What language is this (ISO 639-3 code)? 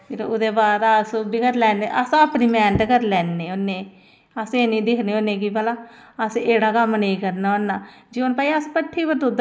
doi